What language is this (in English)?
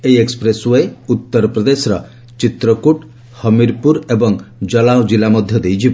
Odia